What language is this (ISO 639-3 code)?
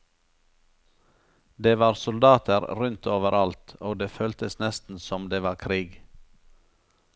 nor